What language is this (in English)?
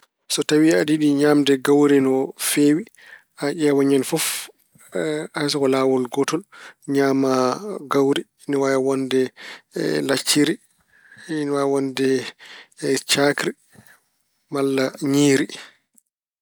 Fula